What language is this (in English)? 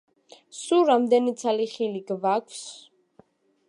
Georgian